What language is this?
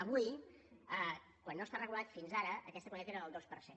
Catalan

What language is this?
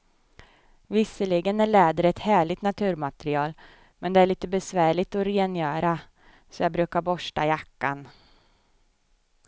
Swedish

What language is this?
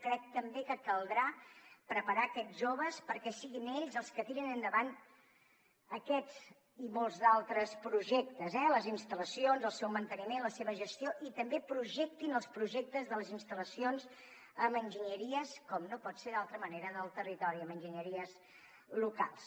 Catalan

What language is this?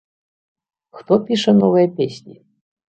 Belarusian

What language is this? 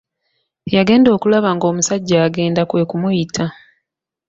Ganda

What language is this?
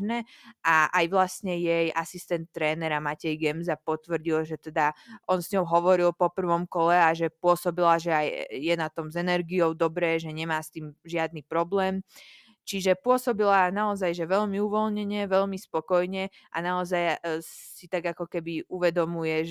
Slovak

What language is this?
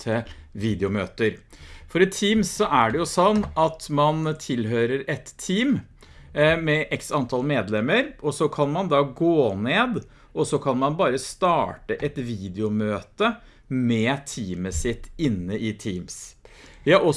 Norwegian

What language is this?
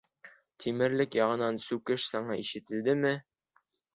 Bashkir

